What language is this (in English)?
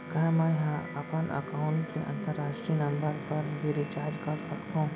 Chhattisgarhi